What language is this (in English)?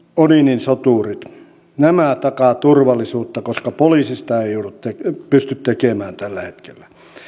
Finnish